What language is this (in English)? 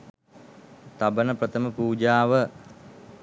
Sinhala